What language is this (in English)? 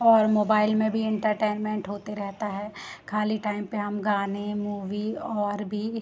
Hindi